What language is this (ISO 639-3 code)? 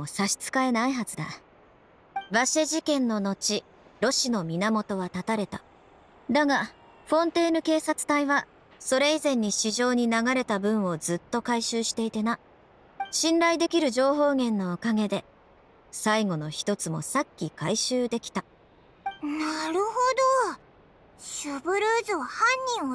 jpn